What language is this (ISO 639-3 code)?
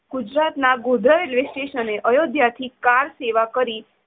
guj